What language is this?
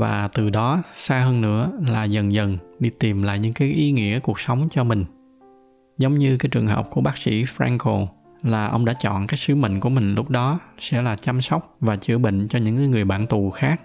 Vietnamese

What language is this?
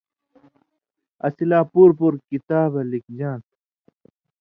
Indus Kohistani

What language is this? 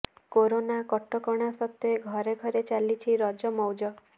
Odia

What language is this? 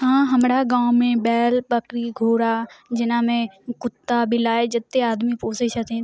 Maithili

